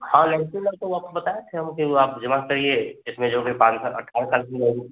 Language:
Hindi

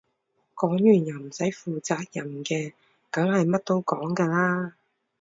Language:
Cantonese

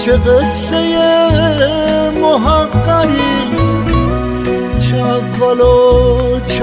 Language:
Persian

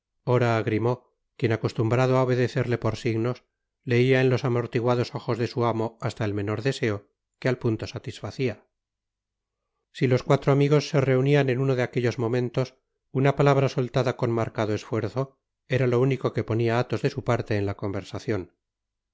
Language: Spanish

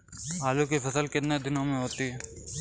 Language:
Hindi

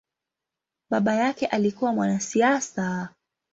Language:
Swahili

